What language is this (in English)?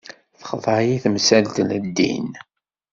Kabyle